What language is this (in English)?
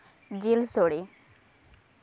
Santali